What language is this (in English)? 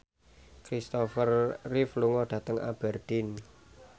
Javanese